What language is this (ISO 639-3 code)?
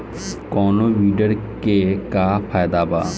bho